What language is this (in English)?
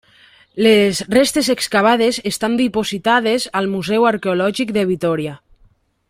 Catalan